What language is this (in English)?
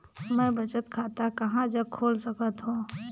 Chhattisgarhi